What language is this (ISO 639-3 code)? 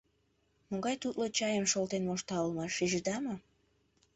chm